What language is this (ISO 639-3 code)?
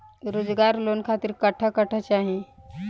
bho